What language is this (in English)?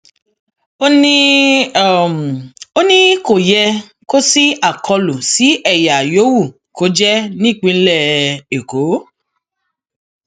Yoruba